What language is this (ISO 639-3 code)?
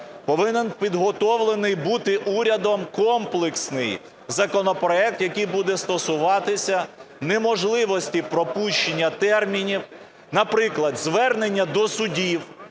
ukr